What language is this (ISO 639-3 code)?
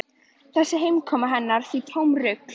isl